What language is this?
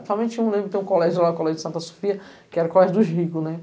Portuguese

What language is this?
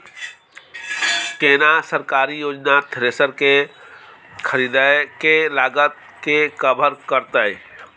Maithili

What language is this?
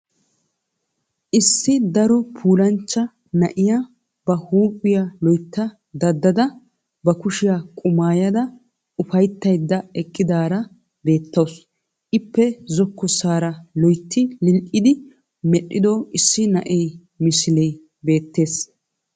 Wolaytta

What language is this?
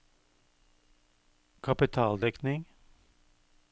Norwegian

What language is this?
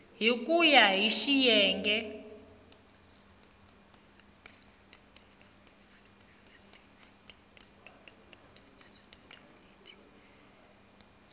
Tsonga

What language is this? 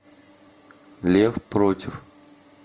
Russian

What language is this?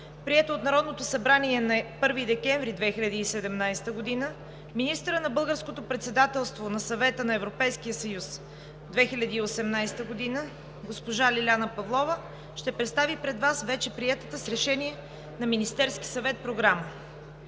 Bulgarian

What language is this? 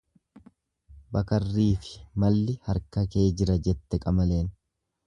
Oromo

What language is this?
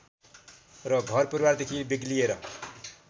Nepali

